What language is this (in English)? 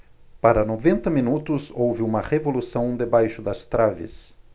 Portuguese